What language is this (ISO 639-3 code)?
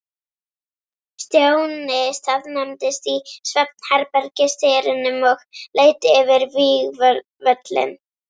isl